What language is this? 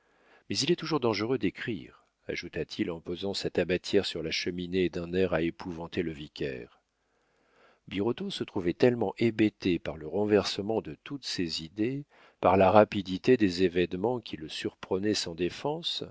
French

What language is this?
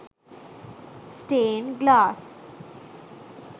Sinhala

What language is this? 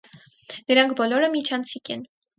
Armenian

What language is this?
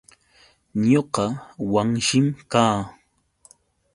Yauyos Quechua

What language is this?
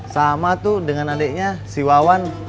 Indonesian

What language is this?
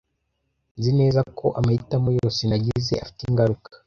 Kinyarwanda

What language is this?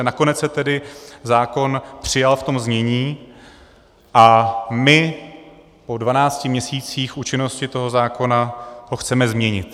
Czech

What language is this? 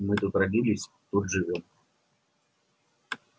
Russian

